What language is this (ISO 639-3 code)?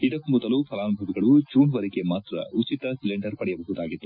kan